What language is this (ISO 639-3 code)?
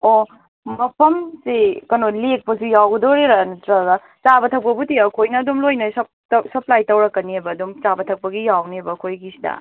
mni